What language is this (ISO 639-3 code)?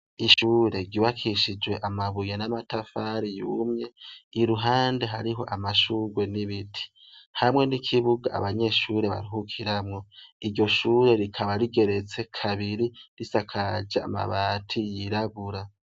run